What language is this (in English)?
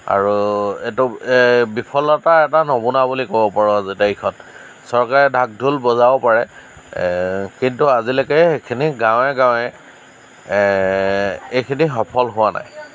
Assamese